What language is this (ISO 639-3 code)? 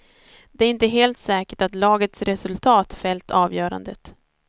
swe